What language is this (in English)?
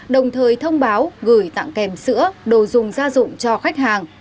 Vietnamese